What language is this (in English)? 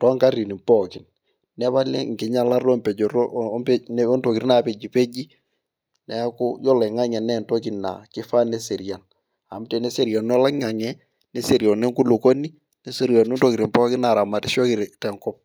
Masai